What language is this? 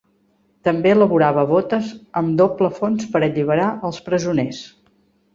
Catalan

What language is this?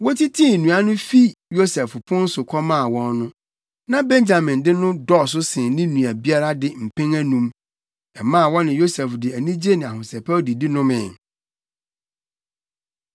Akan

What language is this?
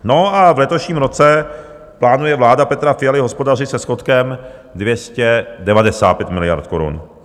Czech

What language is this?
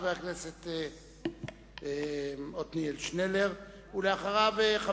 Hebrew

